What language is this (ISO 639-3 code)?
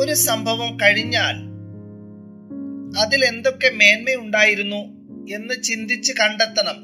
mal